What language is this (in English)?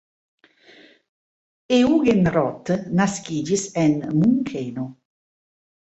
Esperanto